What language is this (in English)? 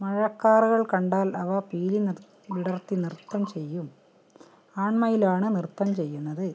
Malayalam